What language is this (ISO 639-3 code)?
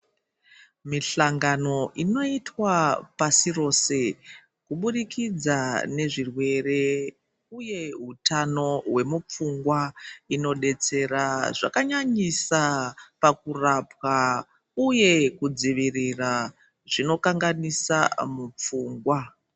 ndc